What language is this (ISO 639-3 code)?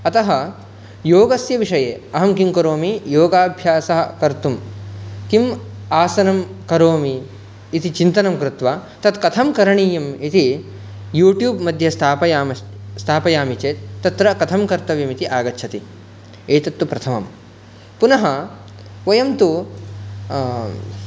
san